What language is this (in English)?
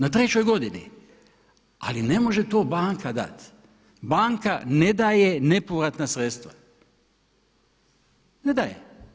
Croatian